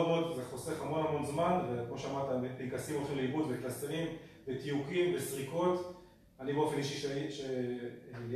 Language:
Hebrew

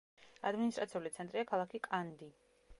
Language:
Georgian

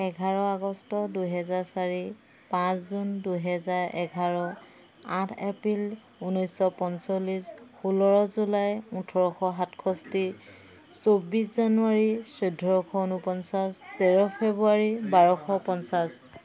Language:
Assamese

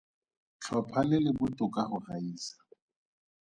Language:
Tswana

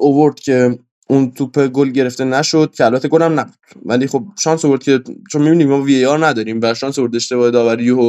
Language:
Persian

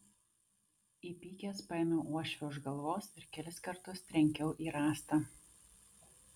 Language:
Lithuanian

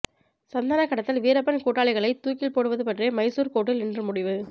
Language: Tamil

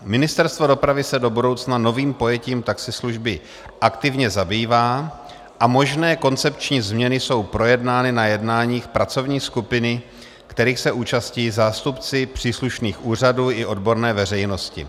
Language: Czech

